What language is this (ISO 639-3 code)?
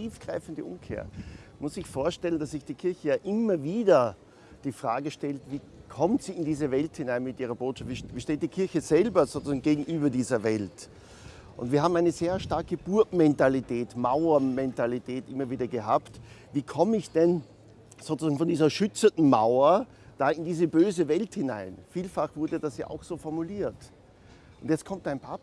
deu